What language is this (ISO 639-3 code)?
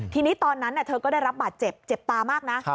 tha